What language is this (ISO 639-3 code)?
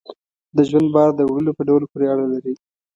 pus